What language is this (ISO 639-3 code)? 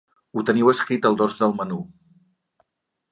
cat